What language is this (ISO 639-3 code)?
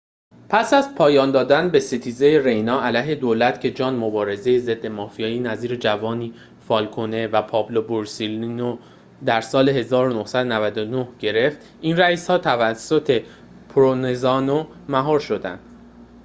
fas